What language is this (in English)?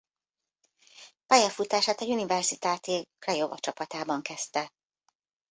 Hungarian